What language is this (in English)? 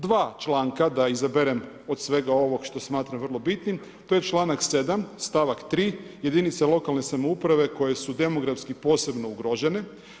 Croatian